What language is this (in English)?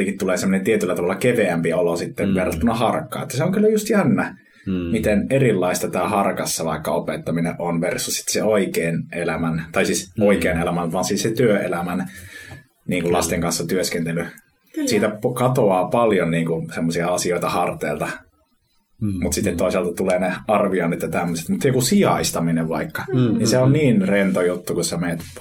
Finnish